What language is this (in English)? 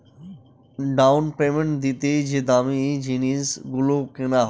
Bangla